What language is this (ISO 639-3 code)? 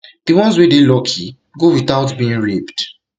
pcm